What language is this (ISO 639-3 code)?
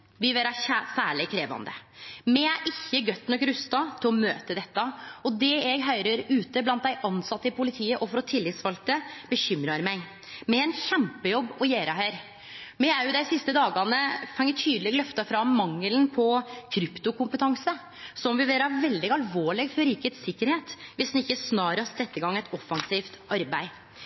nno